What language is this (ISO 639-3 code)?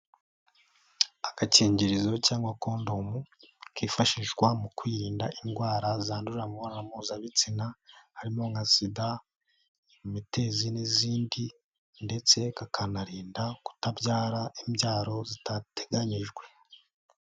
kin